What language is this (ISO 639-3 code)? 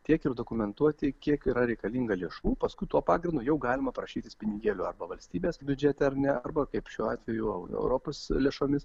lit